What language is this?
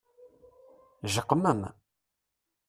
Kabyle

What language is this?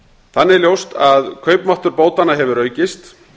Icelandic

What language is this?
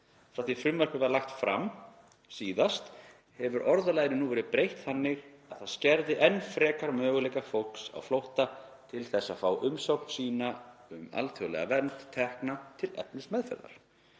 Icelandic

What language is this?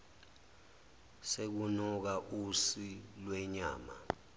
Zulu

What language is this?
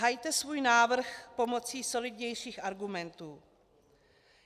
Czech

